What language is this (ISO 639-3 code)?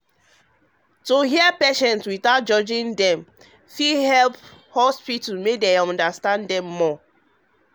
pcm